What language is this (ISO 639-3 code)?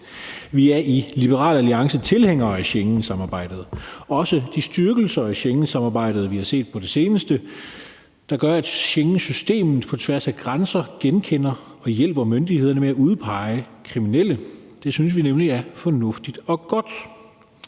dan